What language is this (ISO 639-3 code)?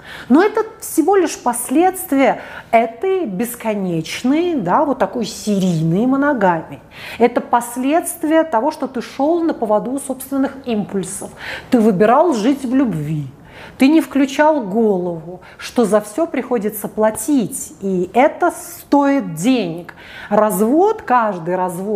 rus